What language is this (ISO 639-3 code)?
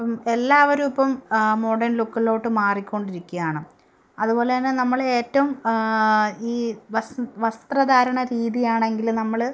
mal